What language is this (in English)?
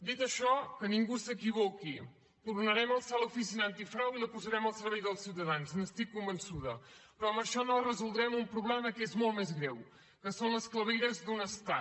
Catalan